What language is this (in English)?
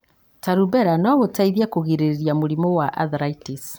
Kikuyu